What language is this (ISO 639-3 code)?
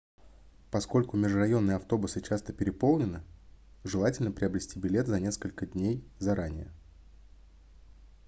rus